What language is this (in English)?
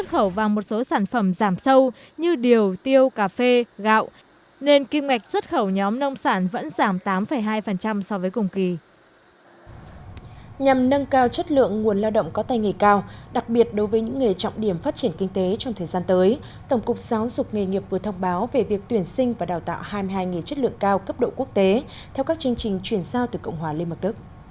Vietnamese